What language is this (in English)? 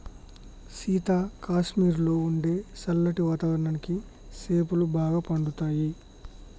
Telugu